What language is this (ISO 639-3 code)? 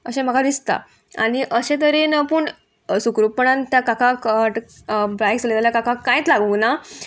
kok